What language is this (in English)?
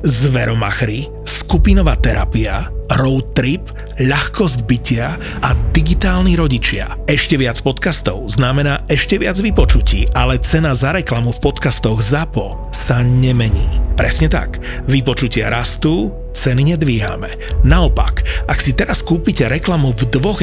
Slovak